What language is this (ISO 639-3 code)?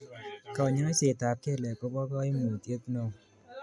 kln